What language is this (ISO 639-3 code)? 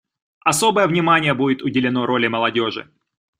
rus